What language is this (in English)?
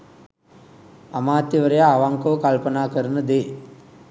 Sinhala